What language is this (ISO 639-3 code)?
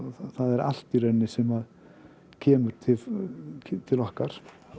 isl